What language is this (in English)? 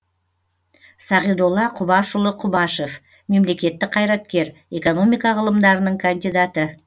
Kazakh